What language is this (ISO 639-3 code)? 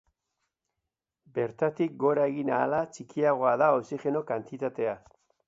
eus